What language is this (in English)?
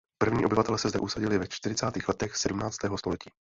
Czech